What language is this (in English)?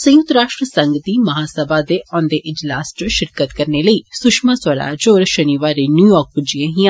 Dogri